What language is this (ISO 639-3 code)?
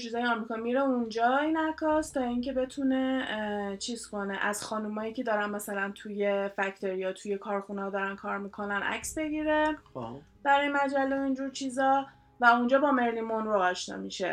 fas